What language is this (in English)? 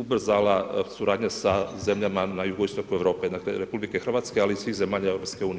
Croatian